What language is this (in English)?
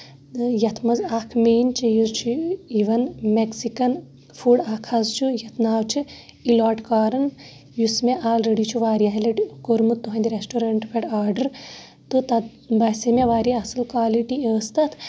Kashmiri